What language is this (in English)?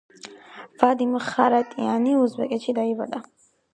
Georgian